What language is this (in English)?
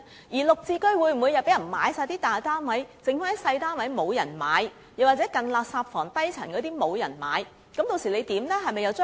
Cantonese